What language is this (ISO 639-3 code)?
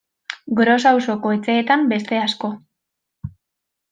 eus